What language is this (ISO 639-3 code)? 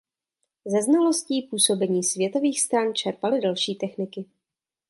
ces